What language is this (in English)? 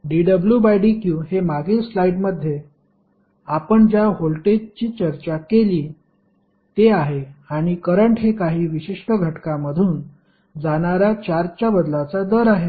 Marathi